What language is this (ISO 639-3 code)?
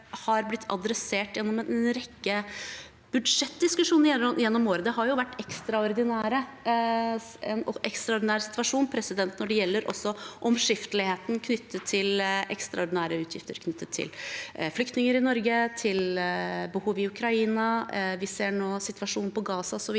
nor